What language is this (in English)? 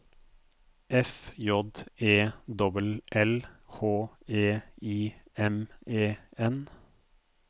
Norwegian